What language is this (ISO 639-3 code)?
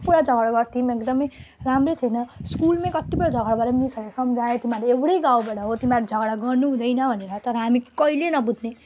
nep